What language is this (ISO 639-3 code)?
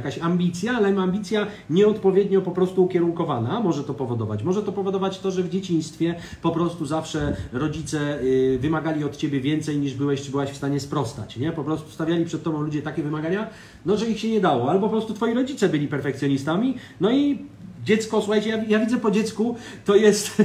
pol